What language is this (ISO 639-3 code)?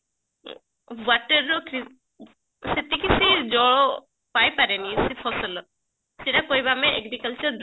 ori